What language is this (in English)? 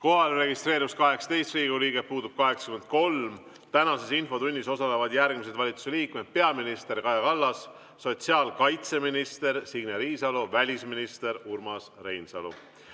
Estonian